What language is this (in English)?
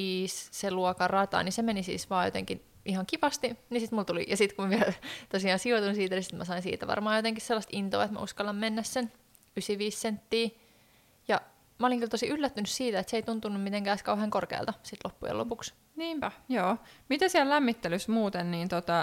Finnish